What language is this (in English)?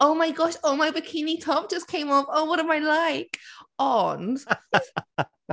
Welsh